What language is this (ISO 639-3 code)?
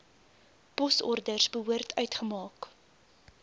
afr